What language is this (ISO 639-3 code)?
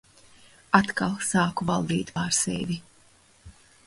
lav